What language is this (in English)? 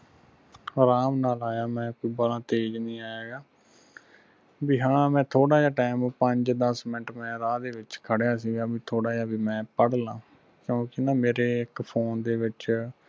Punjabi